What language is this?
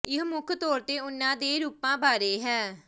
Punjabi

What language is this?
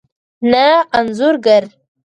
Pashto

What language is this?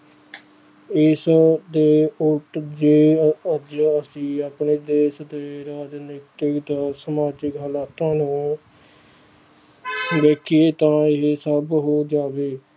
Punjabi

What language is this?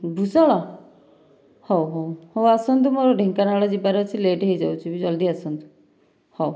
Odia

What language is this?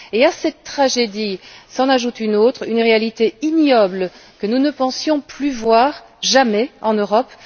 French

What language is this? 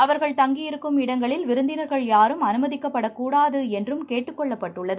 Tamil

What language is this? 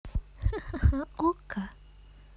Russian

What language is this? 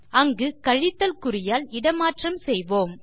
Tamil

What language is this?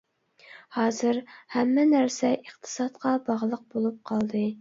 Uyghur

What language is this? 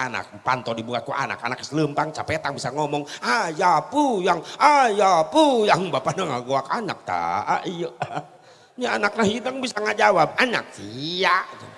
Indonesian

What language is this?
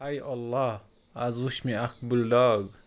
Kashmiri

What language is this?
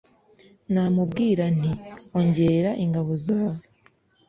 Kinyarwanda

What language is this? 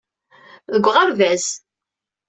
Kabyle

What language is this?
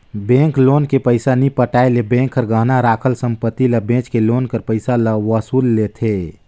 Chhattisgarhi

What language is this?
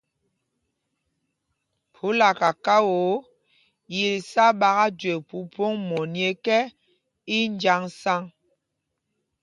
Mpumpong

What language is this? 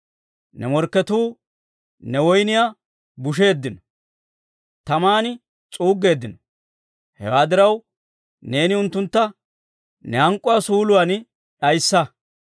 Dawro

